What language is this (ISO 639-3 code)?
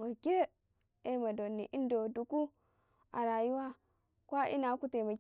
kai